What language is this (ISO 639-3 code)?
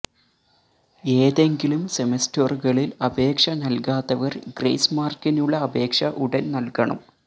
mal